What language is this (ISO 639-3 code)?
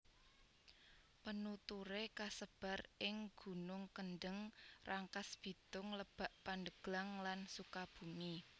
jav